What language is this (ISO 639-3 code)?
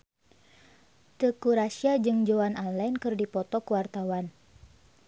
sun